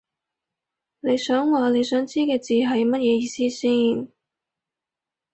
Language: Cantonese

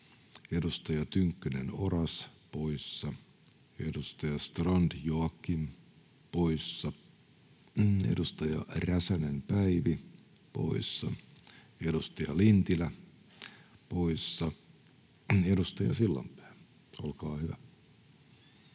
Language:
Finnish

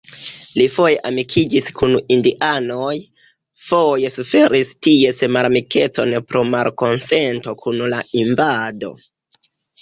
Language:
Esperanto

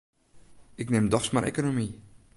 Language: Western Frisian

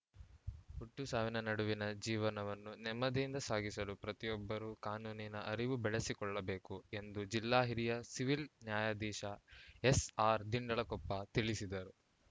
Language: Kannada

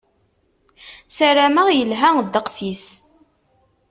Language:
Kabyle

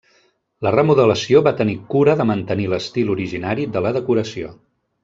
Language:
Catalan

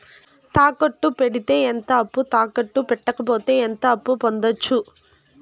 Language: Telugu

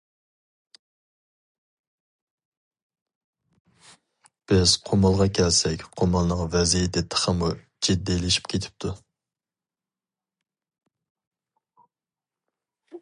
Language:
Uyghur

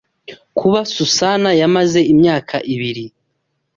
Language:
Kinyarwanda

